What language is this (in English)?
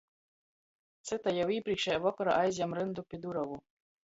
Latgalian